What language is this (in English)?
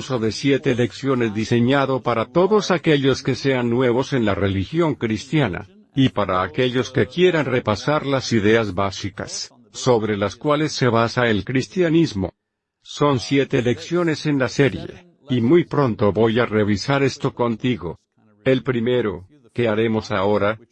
Spanish